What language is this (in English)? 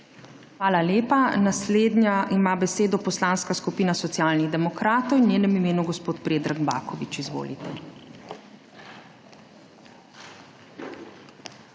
Slovenian